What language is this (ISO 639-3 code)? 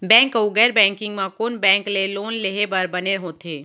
hne